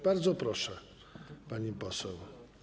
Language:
Polish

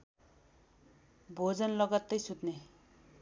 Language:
Nepali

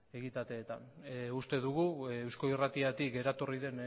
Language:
Basque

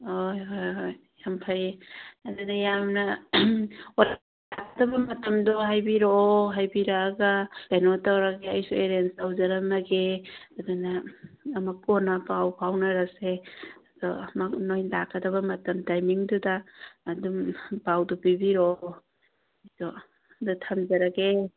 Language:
Manipuri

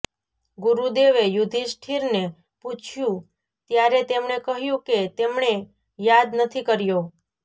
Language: Gujarati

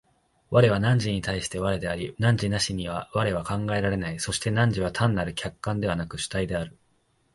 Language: Japanese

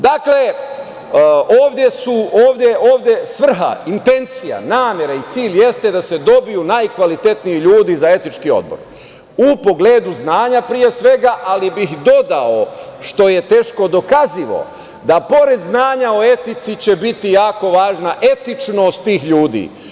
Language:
Serbian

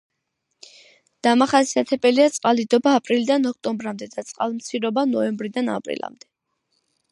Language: Georgian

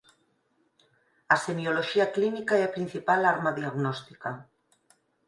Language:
Galician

